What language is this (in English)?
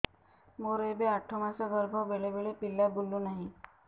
Odia